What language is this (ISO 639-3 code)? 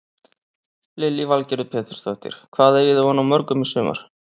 isl